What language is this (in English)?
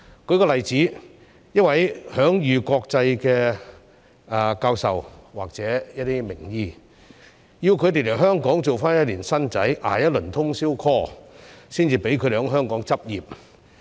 Cantonese